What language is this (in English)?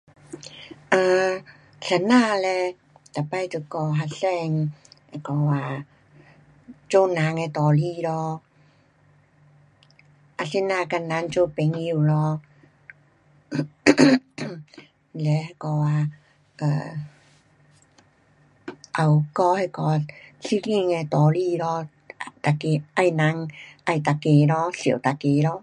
Pu-Xian Chinese